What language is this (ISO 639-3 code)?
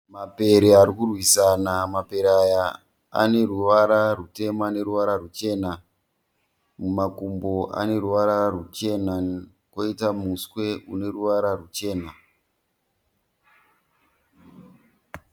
sna